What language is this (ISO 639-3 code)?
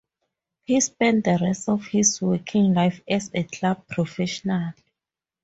eng